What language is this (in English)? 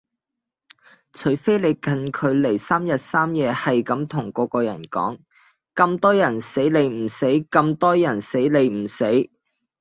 Cantonese